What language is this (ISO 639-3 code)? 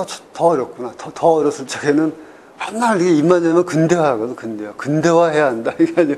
kor